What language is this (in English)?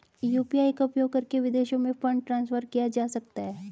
Hindi